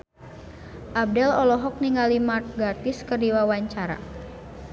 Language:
Sundanese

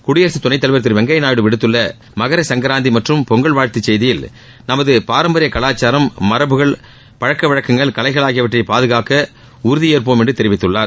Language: Tamil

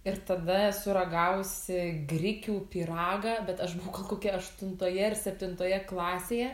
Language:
Lithuanian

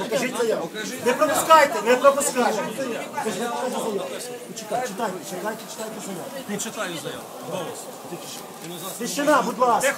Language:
Ukrainian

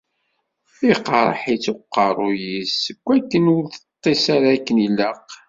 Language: Kabyle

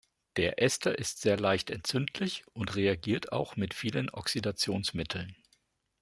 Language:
German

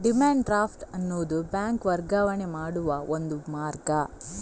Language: Kannada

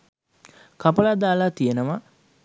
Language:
Sinhala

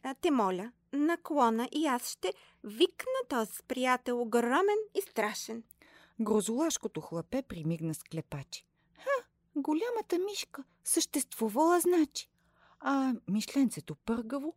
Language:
Bulgarian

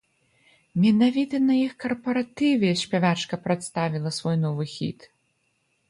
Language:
Belarusian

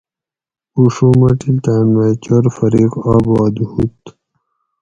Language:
Gawri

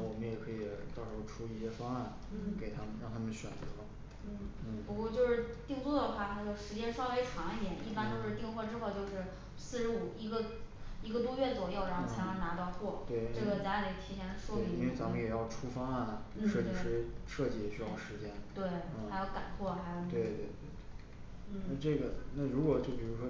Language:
Chinese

